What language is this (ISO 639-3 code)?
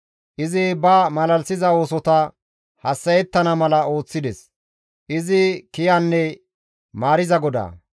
gmv